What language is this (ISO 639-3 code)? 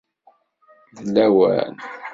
kab